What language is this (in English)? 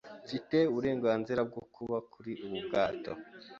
Kinyarwanda